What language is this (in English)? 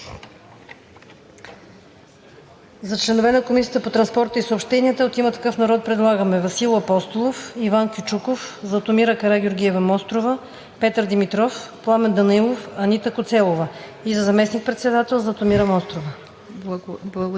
Bulgarian